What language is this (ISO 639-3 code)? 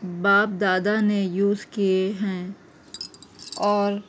urd